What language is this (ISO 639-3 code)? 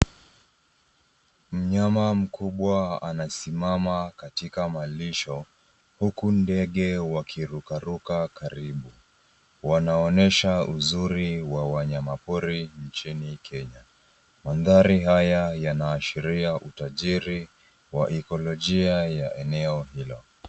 swa